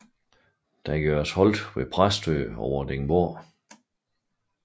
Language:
Danish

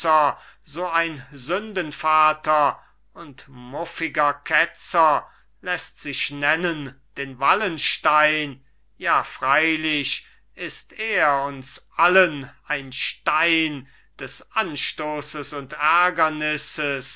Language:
German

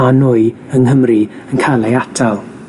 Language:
Welsh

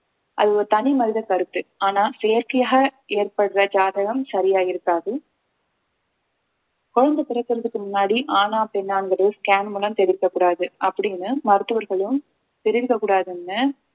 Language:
Tamil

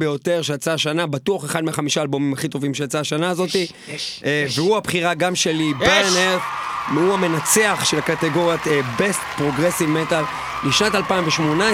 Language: Hebrew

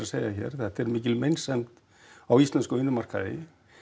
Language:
Icelandic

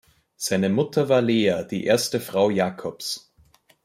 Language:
German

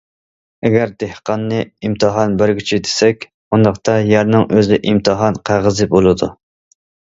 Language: Uyghur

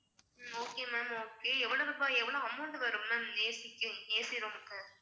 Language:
Tamil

